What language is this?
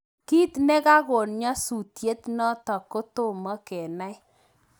Kalenjin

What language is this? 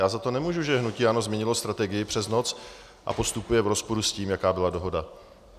Czech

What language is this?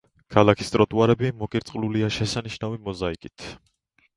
Georgian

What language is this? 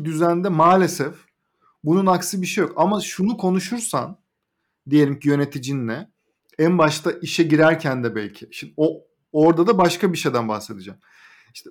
Turkish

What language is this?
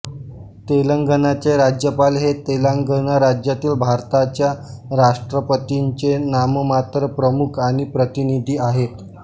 Marathi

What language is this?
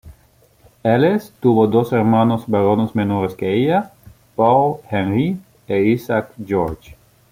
Spanish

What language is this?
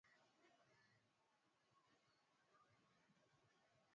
Swahili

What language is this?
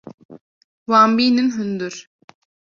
Kurdish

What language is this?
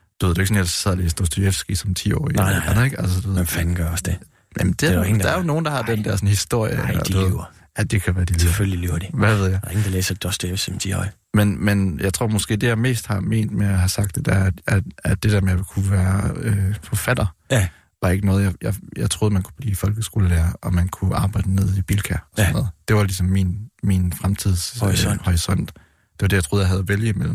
Danish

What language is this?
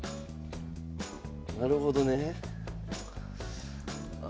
Japanese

